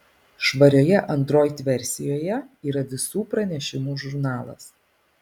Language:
Lithuanian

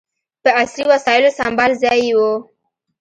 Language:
Pashto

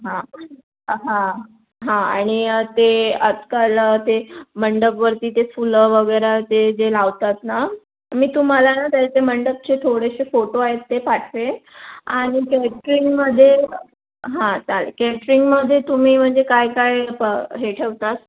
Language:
Marathi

